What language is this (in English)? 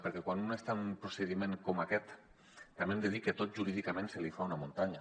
Catalan